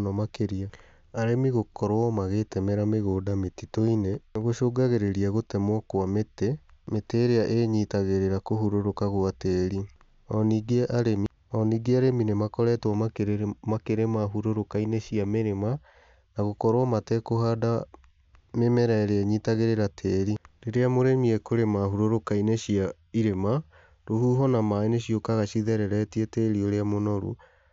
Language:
Kikuyu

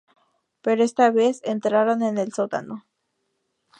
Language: Spanish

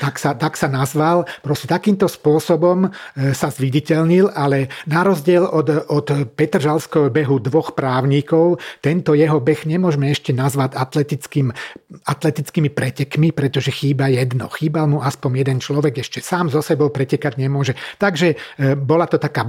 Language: Slovak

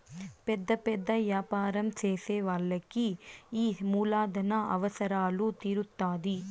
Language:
Telugu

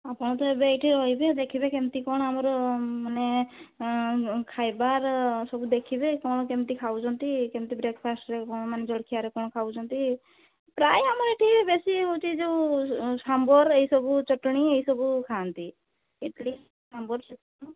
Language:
Odia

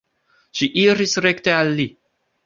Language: Esperanto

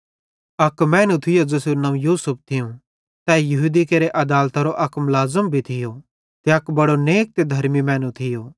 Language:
Bhadrawahi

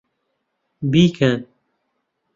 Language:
Central Kurdish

